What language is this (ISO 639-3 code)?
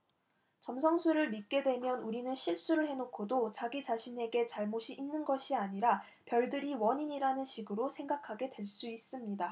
kor